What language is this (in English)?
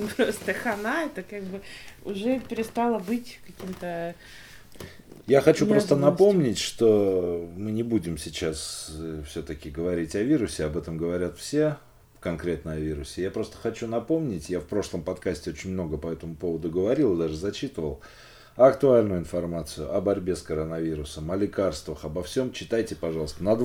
Russian